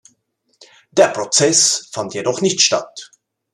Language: German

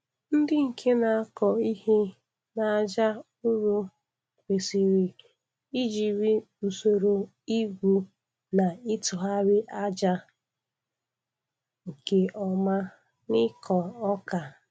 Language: Igbo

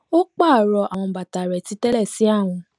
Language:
Yoruba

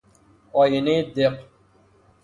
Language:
Persian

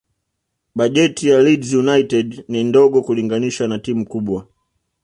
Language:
Swahili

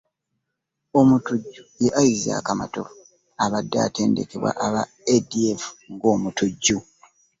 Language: Ganda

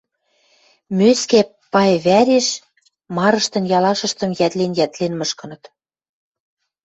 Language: Western Mari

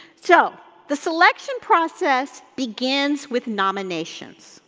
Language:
English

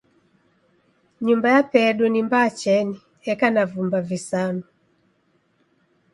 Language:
Taita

